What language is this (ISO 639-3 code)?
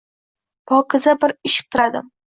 uzb